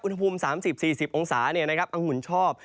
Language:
Thai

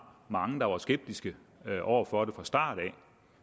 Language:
Danish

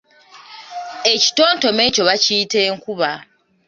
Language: Ganda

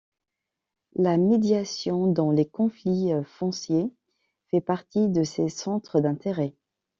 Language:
French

